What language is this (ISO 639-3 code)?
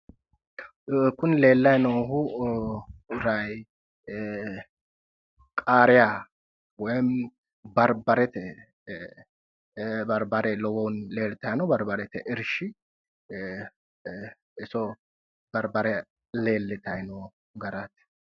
sid